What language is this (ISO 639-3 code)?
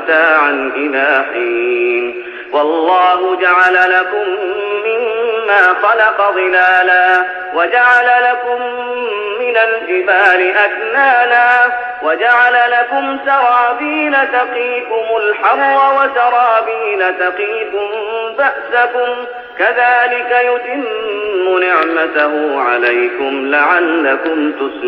ara